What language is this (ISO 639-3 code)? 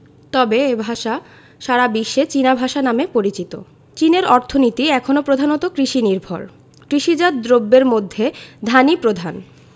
ben